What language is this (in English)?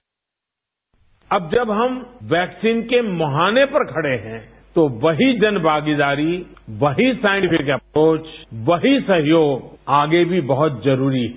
Hindi